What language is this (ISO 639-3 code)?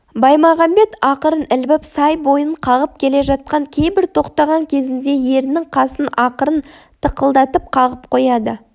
kaz